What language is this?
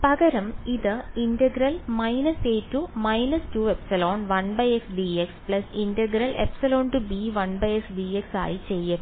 Malayalam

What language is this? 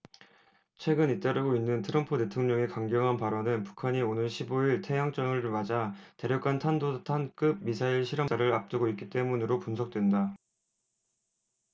Korean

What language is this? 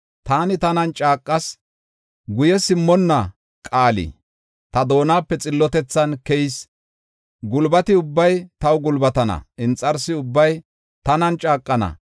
Gofa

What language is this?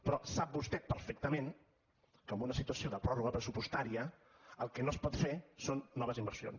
Catalan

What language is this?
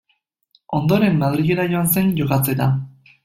Basque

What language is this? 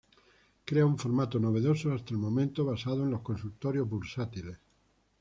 Spanish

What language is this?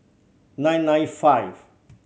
English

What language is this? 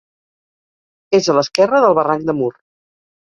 Catalan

